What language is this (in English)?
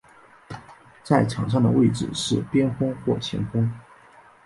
Chinese